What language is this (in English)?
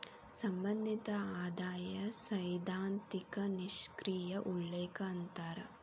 Kannada